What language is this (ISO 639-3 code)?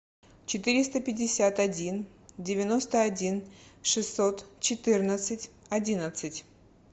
rus